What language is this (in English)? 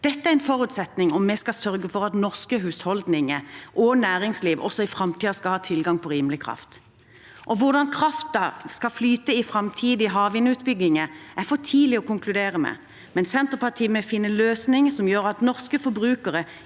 Norwegian